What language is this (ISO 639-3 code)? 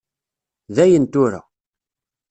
kab